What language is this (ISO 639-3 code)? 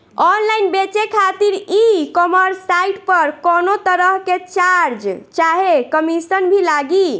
bho